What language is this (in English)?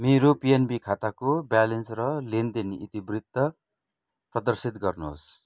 Nepali